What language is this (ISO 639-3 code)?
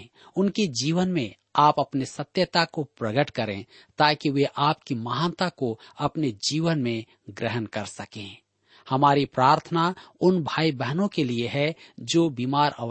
hin